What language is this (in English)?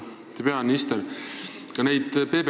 Estonian